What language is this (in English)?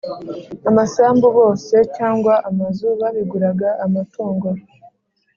Kinyarwanda